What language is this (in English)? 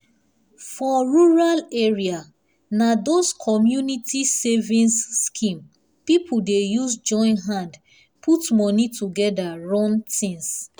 Nigerian Pidgin